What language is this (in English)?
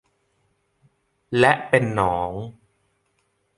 Thai